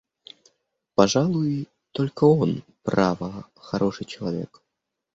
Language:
Russian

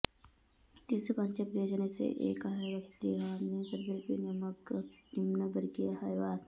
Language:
Sanskrit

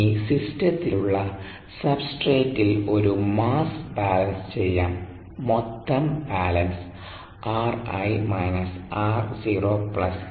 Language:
Malayalam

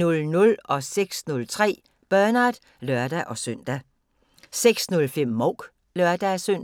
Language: Danish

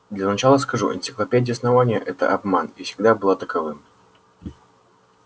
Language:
Russian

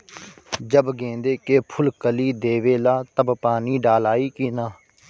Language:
Bhojpuri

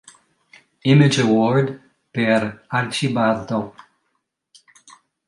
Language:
Italian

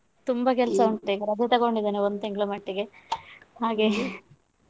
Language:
Kannada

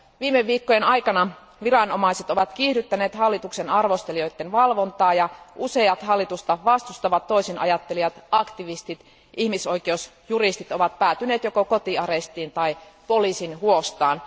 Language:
Finnish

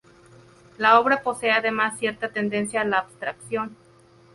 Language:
Spanish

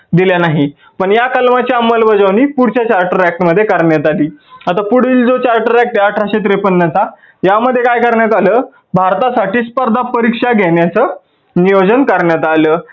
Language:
Marathi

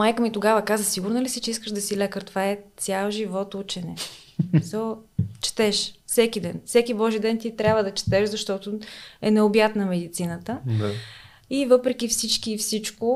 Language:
Bulgarian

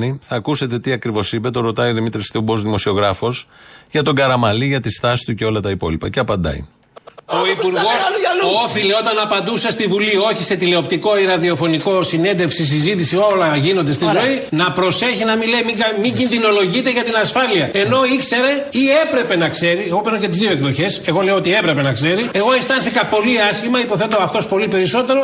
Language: Greek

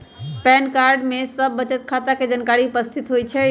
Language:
Magahi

